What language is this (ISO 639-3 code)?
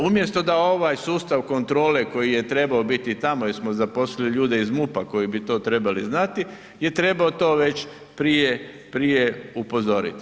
hrv